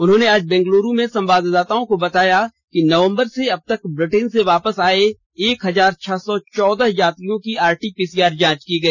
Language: Hindi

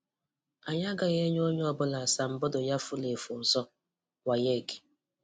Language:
Igbo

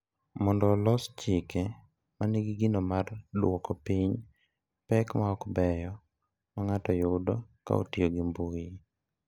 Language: Luo (Kenya and Tanzania)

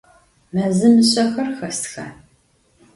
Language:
Adyghe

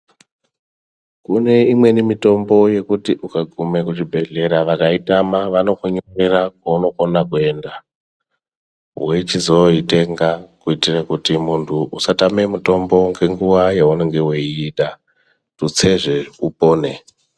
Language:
Ndau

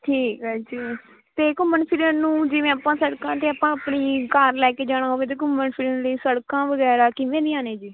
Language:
Punjabi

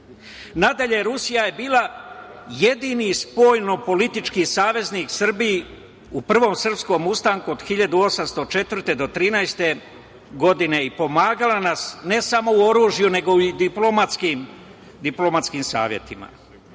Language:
Serbian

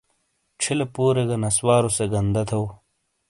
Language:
Shina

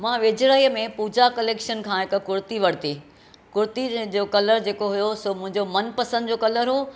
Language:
Sindhi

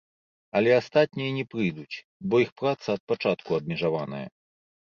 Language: Belarusian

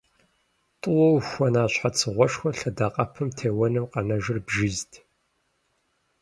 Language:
Kabardian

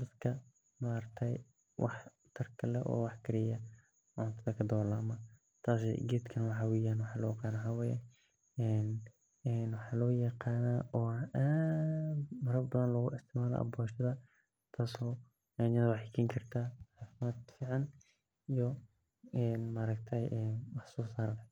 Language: Somali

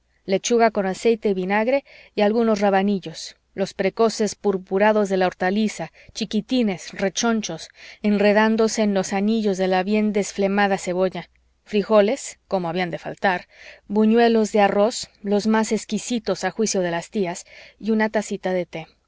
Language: Spanish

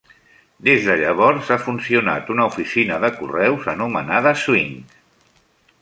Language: Catalan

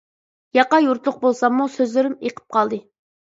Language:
Uyghur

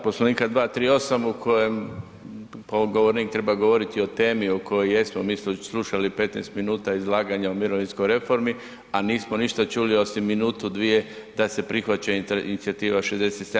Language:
Croatian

